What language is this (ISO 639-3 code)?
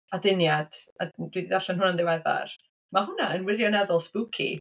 cym